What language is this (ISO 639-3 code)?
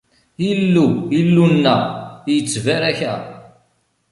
kab